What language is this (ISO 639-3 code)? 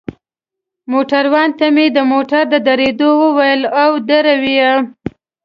pus